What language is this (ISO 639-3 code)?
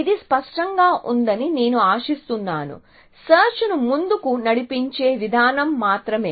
tel